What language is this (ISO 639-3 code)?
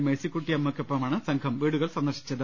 mal